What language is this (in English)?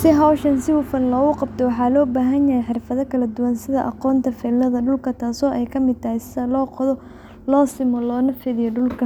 Somali